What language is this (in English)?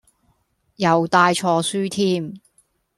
Cantonese